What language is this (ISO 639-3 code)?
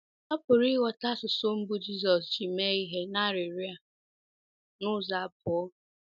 ibo